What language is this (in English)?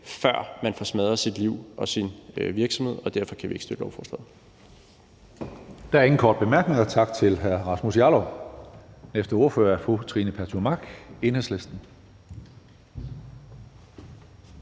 Danish